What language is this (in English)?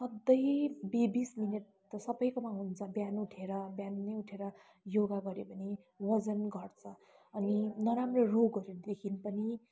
Nepali